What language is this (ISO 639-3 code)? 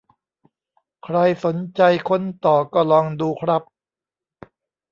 tha